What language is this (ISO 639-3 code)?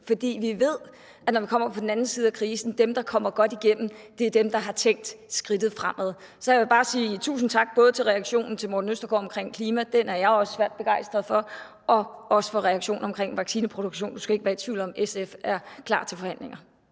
dan